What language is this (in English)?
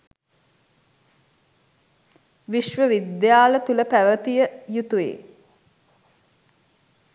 Sinhala